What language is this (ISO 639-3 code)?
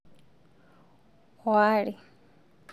mas